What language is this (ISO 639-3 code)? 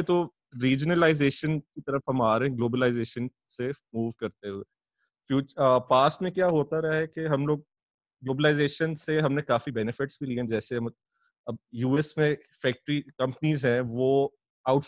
urd